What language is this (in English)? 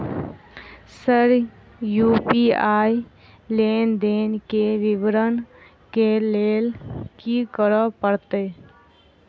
Maithili